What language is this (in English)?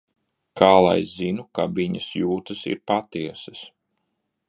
Latvian